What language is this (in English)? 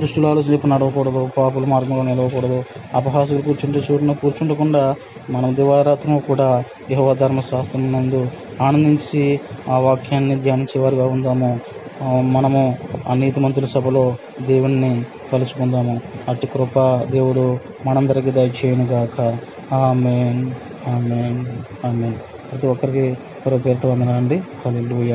Telugu